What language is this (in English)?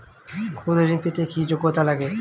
Bangla